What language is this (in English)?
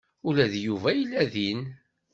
Kabyle